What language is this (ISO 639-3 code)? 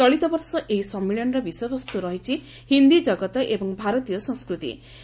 ori